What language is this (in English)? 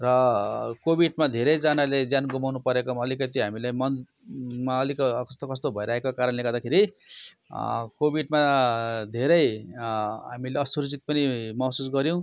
Nepali